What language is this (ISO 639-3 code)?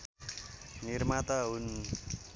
nep